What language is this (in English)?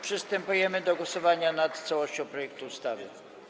Polish